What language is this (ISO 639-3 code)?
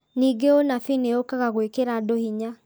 kik